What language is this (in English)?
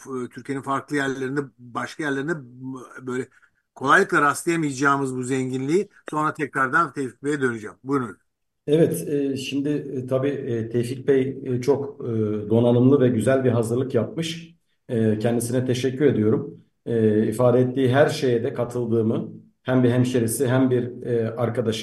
Turkish